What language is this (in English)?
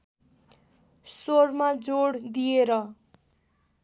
Nepali